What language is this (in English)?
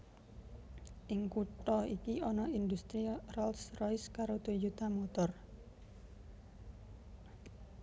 Javanese